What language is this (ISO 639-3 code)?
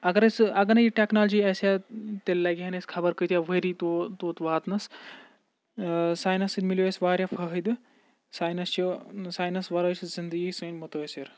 kas